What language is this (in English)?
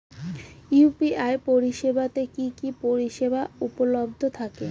Bangla